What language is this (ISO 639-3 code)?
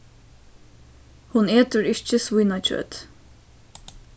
fao